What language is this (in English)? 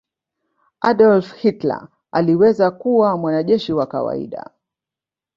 Swahili